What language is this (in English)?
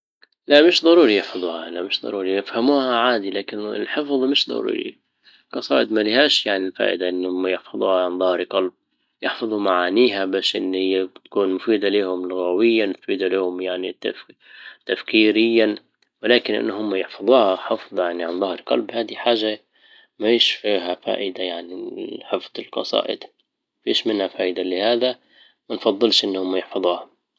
Libyan Arabic